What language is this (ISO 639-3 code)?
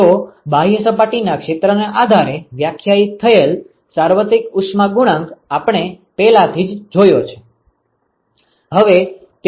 guj